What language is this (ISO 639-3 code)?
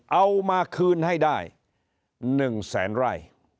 tha